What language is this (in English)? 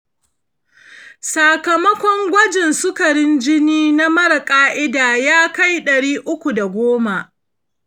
Hausa